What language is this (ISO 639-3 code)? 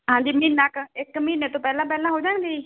pan